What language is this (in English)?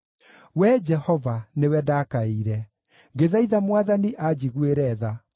Kikuyu